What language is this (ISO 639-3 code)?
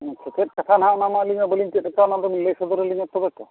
sat